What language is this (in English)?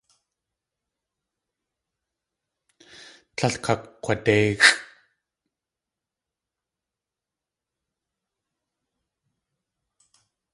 Tlingit